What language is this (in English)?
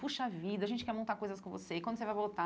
Portuguese